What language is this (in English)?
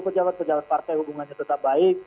Indonesian